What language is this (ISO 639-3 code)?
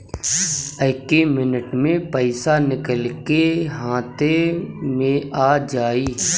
bho